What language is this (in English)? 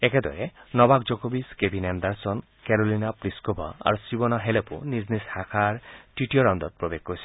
Assamese